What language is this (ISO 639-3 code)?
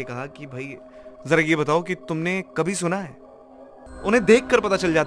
hin